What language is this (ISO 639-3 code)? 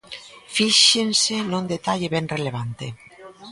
glg